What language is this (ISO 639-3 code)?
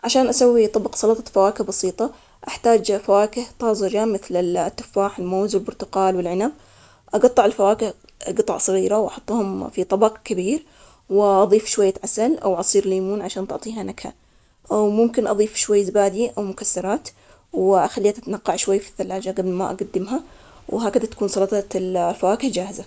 acx